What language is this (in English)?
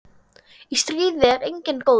Icelandic